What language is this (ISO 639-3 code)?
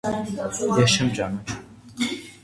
hye